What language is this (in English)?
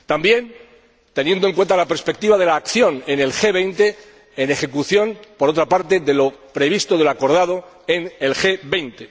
Spanish